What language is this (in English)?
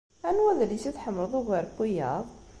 Kabyle